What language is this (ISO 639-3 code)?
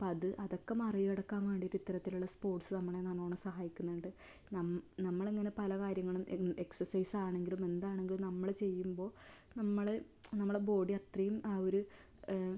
mal